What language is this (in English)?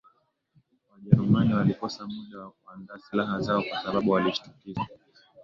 Swahili